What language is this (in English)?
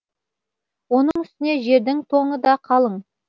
Kazakh